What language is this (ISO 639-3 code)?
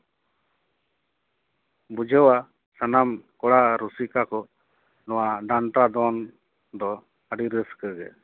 sat